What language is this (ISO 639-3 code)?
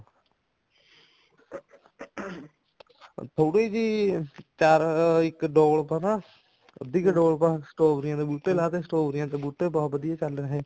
pan